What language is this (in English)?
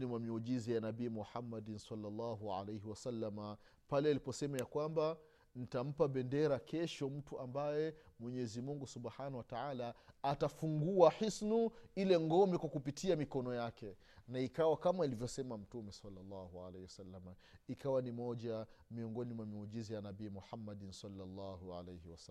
Swahili